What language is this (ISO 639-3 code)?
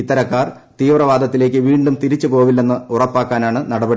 mal